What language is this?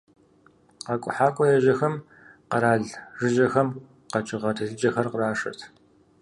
Kabardian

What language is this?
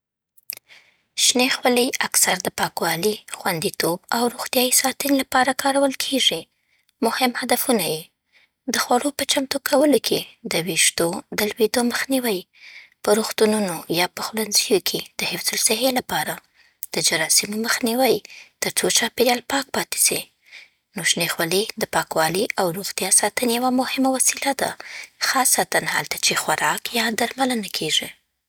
Southern Pashto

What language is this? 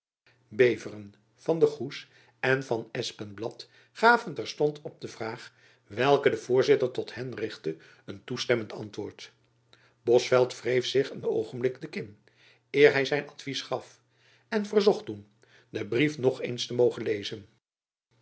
Dutch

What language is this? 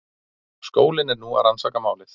Icelandic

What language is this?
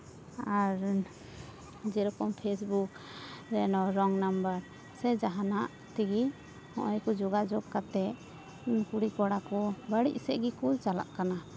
Santali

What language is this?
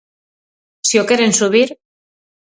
Galician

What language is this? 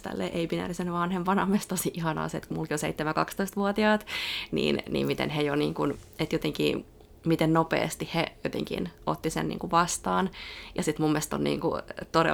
Finnish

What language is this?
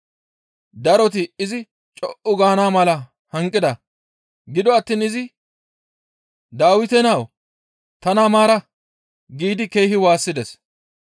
Gamo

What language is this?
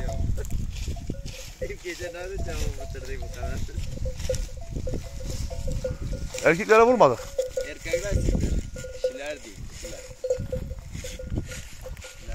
Turkish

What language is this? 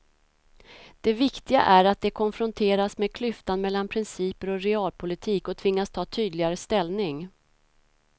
Swedish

